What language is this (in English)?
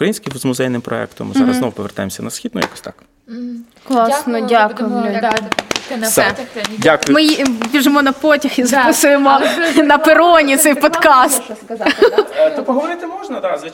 Ukrainian